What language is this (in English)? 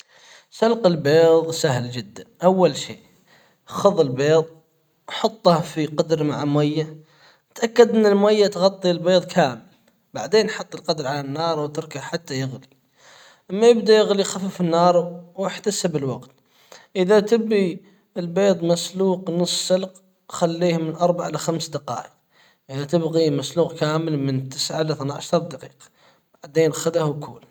Hijazi Arabic